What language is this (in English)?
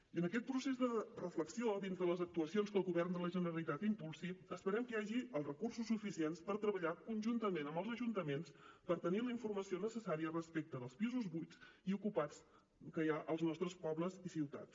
Catalan